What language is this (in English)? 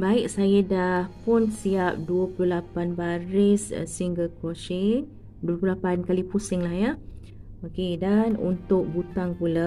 Malay